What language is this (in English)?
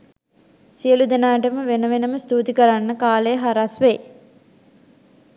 Sinhala